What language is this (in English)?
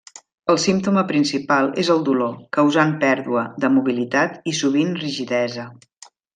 Catalan